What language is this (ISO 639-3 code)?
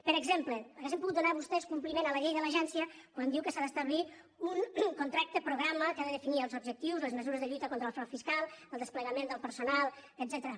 cat